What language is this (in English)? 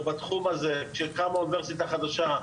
Hebrew